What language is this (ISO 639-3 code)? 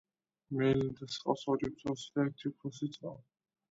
kat